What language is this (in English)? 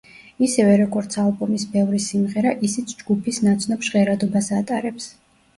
Georgian